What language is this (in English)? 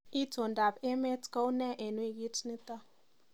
Kalenjin